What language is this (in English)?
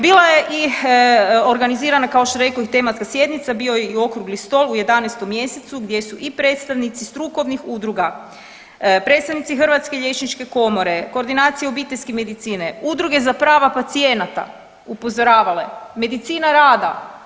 Croatian